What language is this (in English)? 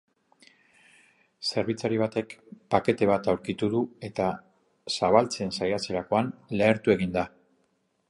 Basque